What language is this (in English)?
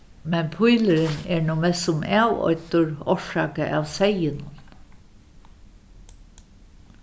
Faroese